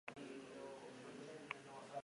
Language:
Basque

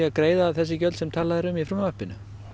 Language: Icelandic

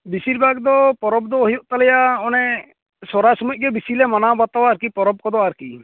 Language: Santali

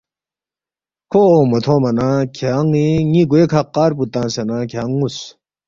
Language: Balti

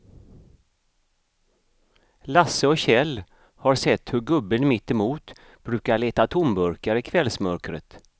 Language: Swedish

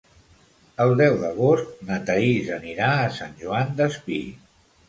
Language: Catalan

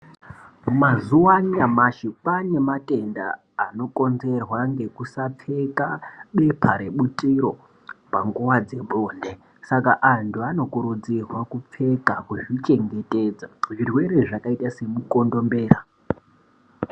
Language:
Ndau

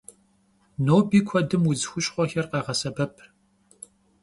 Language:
Kabardian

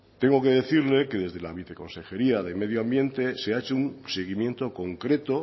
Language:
Spanish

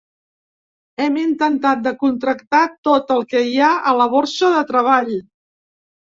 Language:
Catalan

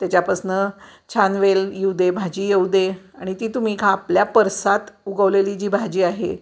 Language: Marathi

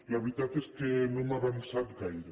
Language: Catalan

